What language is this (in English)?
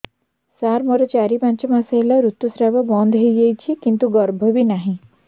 Odia